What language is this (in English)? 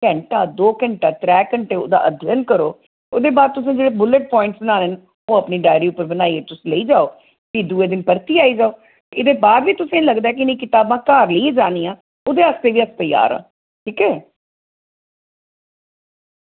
Dogri